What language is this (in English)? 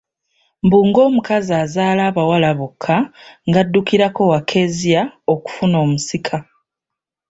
Ganda